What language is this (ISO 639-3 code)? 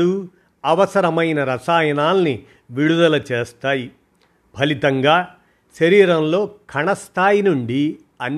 tel